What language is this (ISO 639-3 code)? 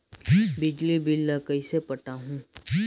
hne